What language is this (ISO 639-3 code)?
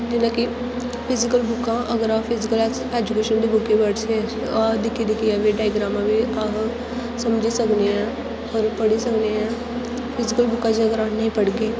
doi